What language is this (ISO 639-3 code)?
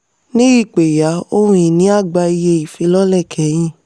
yor